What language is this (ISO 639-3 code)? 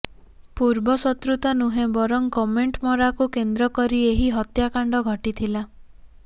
ori